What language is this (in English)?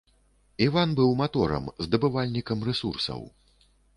Belarusian